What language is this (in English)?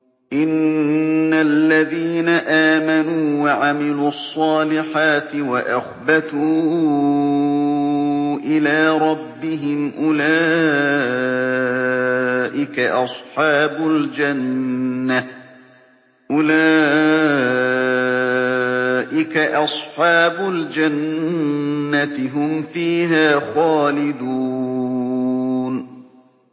Arabic